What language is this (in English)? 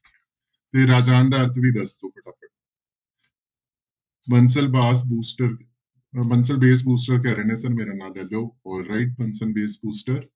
Punjabi